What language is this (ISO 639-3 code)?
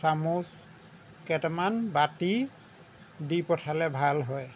asm